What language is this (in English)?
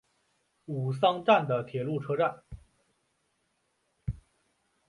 Chinese